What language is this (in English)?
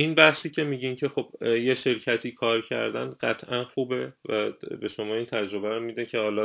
Persian